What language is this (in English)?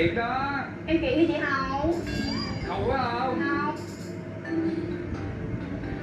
Vietnamese